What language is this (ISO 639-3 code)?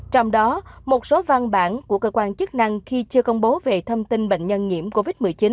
vie